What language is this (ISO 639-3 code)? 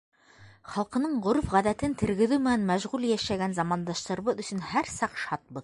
bak